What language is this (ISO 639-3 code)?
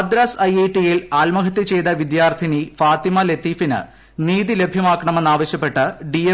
mal